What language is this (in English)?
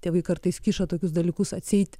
Lithuanian